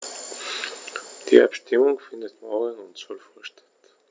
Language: German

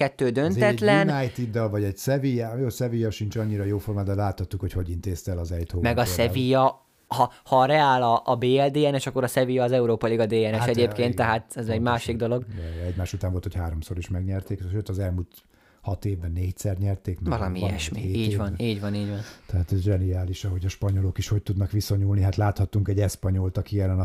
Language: Hungarian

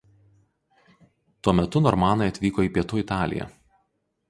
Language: Lithuanian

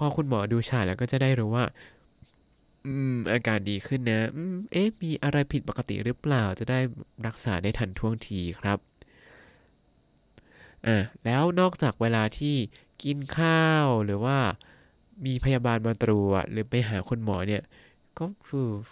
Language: Thai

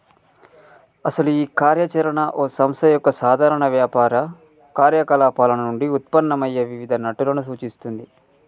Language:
Telugu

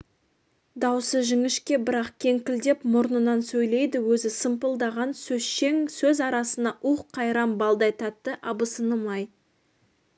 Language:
Kazakh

